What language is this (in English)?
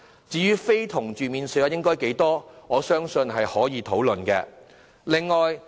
Cantonese